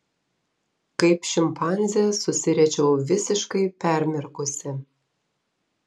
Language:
Lithuanian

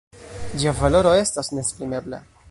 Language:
Esperanto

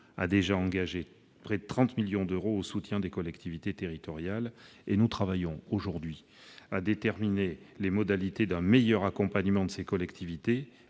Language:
French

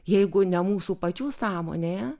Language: Lithuanian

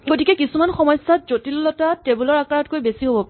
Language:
Assamese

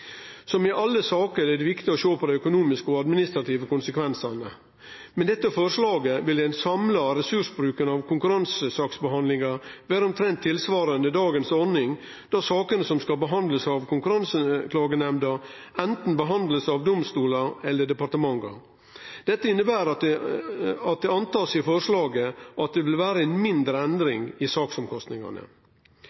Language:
Norwegian Nynorsk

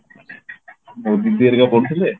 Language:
Odia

